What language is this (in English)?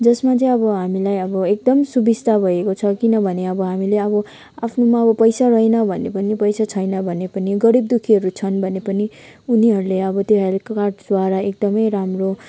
Nepali